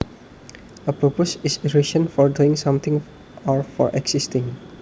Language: Javanese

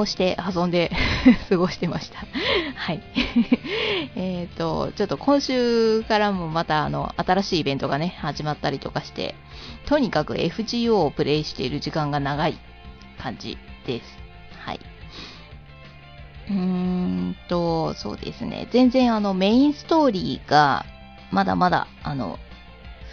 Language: Japanese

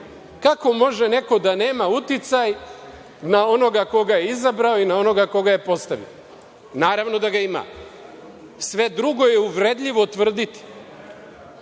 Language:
Serbian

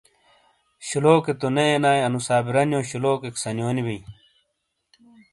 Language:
Shina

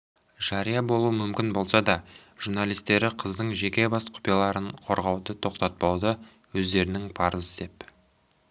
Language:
Kazakh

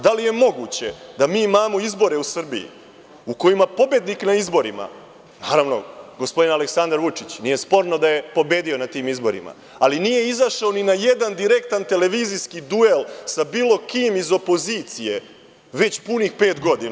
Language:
Serbian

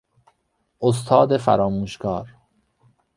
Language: Persian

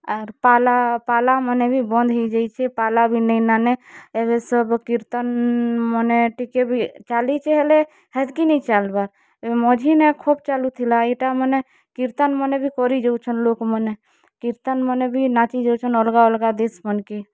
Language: Odia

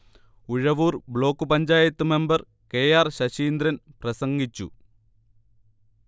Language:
Malayalam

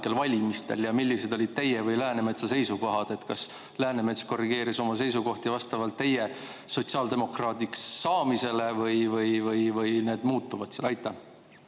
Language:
Estonian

